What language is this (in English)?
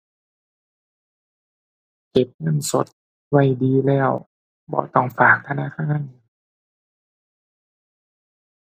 Thai